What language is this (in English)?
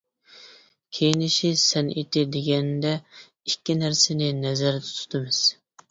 Uyghur